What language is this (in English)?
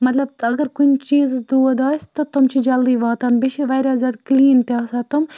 Kashmiri